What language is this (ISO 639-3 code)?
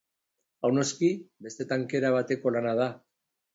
eus